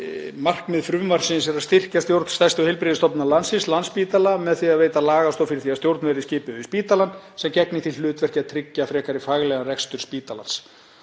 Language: Icelandic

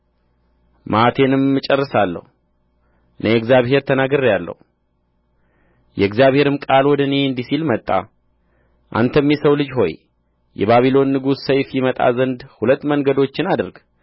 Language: Amharic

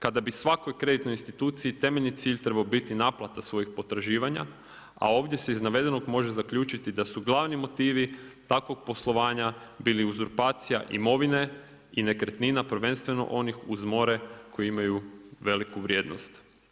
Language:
Croatian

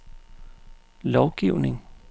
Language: Danish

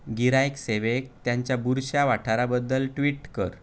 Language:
Konkani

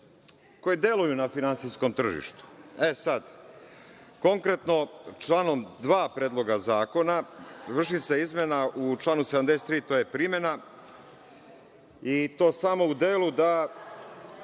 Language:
Serbian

